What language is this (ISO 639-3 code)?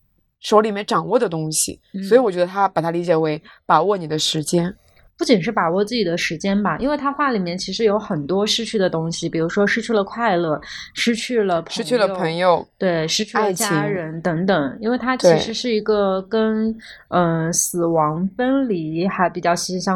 zho